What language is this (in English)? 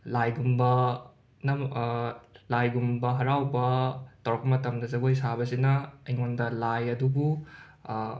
Manipuri